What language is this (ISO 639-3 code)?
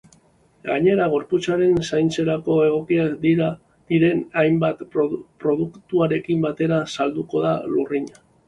eus